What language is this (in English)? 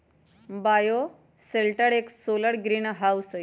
Magahi